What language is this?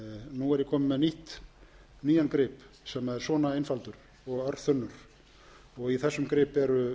Icelandic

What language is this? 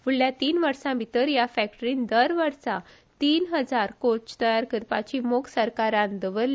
Konkani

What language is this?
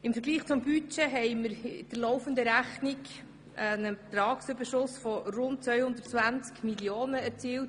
Swiss German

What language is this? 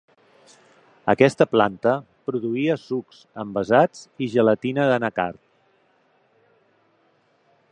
Catalan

